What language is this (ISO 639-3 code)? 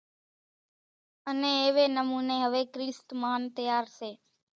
gjk